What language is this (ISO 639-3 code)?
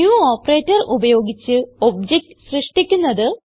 mal